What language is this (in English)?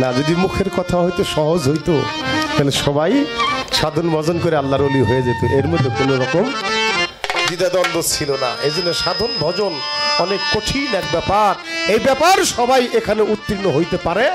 Hindi